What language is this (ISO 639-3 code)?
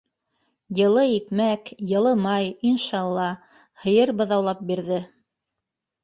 bak